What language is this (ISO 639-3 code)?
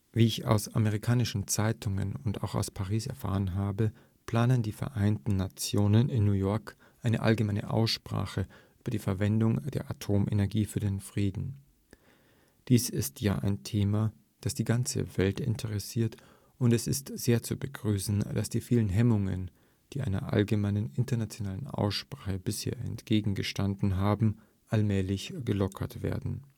deu